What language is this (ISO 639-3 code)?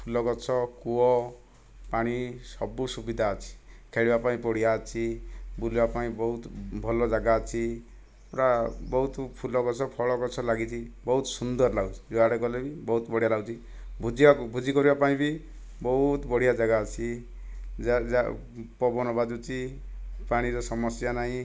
ori